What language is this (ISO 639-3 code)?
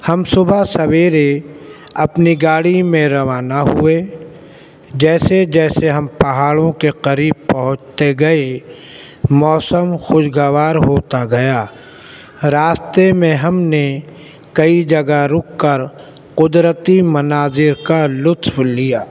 urd